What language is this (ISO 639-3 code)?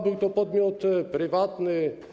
pol